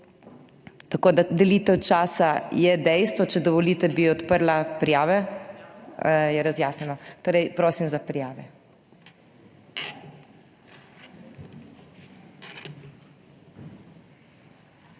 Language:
Slovenian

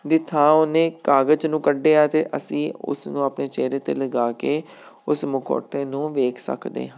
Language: Punjabi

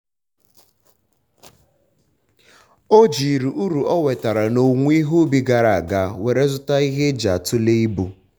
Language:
Igbo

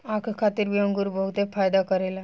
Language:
Bhojpuri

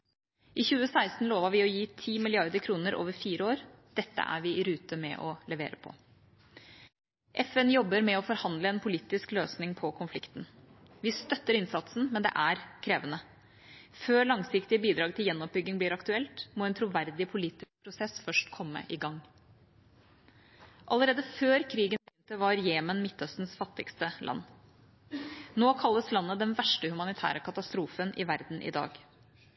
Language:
Norwegian Bokmål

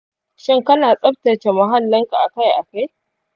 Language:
Hausa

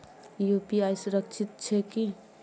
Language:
Maithili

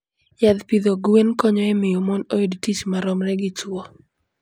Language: Luo (Kenya and Tanzania)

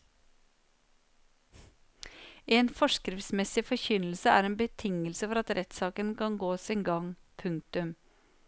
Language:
Norwegian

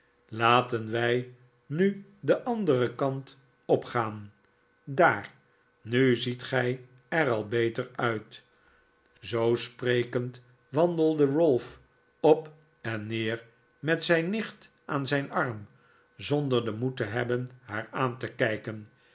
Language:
Dutch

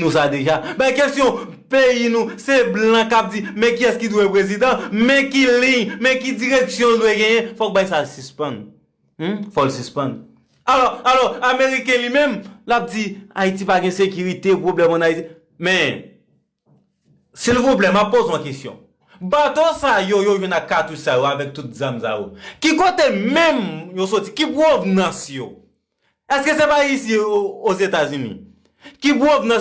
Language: French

